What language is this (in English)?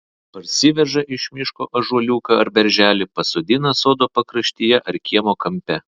Lithuanian